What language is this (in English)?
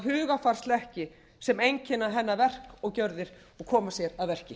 Icelandic